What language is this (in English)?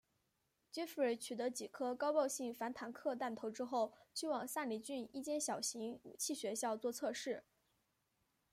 Chinese